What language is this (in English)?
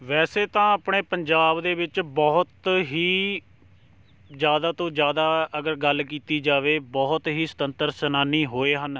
Punjabi